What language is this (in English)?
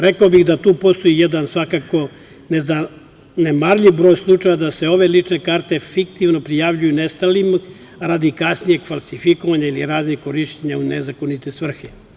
Serbian